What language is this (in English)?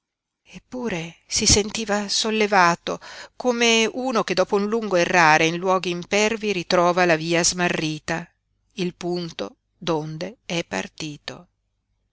Italian